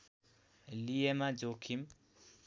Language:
Nepali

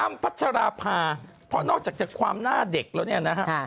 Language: Thai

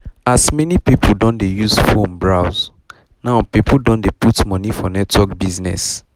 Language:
Nigerian Pidgin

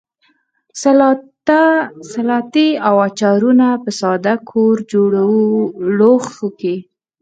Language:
Pashto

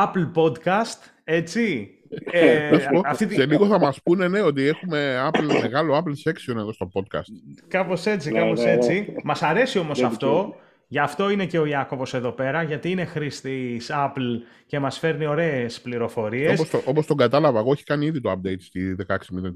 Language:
Greek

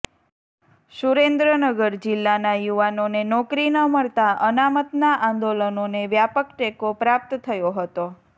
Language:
Gujarati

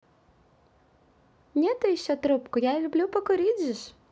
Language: Russian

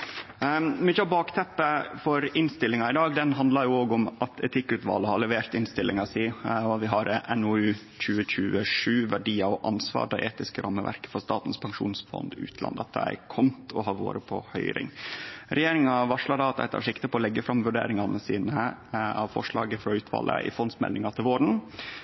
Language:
Norwegian Nynorsk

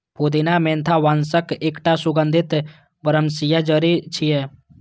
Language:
Maithili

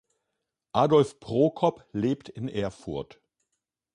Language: German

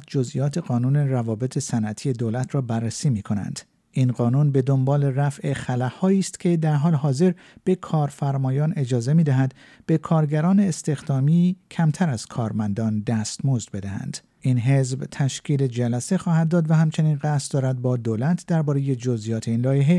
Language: Persian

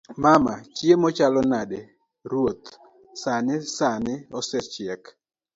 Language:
Luo (Kenya and Tanzania)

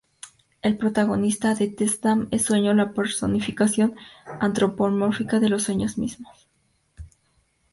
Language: Spanish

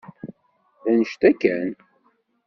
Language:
Kabyle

